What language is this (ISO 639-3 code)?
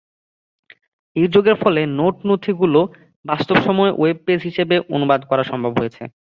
ben